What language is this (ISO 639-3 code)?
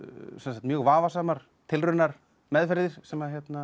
isl